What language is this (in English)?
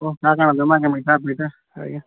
Odia